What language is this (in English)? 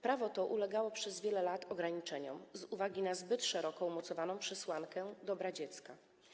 Polish